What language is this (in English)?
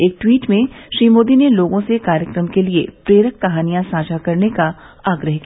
Hindi